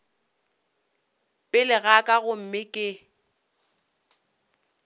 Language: Northern Sotho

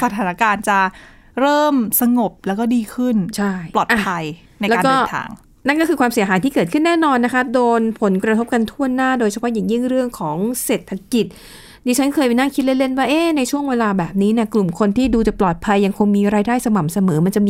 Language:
Thai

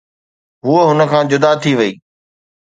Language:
Sindhi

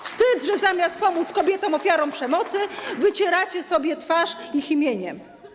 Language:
Polish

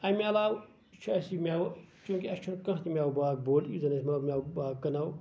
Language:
Kashmiri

